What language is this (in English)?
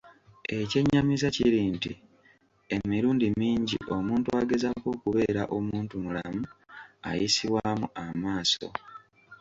Ganda